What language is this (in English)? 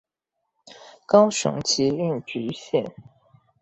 Chinese